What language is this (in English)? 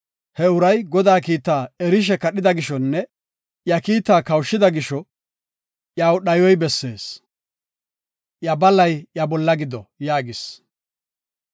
Gofa